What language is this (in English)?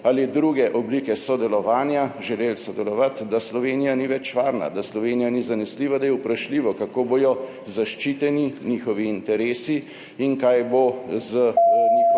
Slovenian